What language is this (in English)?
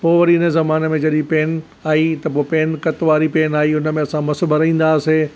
Sindhi